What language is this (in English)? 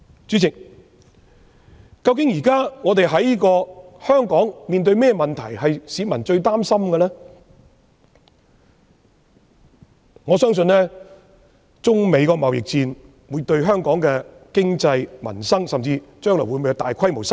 Cantonese